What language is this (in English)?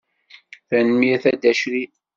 Kabyle